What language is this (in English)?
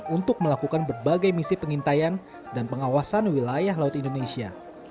Indonesian